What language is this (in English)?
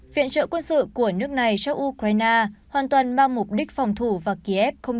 Vietnamese